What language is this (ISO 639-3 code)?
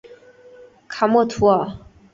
zho